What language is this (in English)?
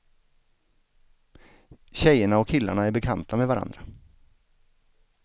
Swedish